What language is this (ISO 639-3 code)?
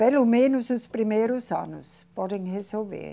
por